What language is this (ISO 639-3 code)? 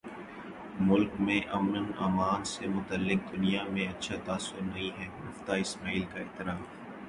urd